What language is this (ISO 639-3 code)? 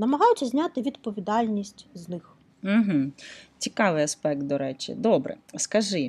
ukr